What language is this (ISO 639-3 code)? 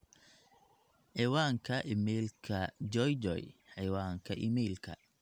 som